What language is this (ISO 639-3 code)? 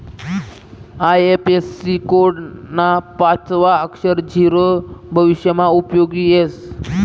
mar